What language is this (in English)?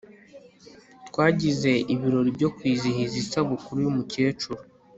Kinyarwanda